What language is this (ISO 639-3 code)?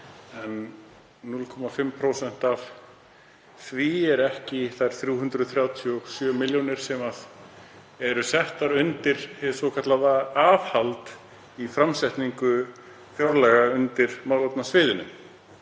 isl